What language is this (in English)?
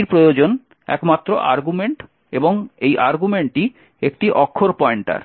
Bangla